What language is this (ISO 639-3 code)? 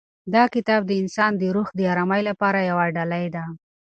pus